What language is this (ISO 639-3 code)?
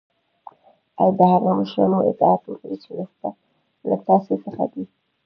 pus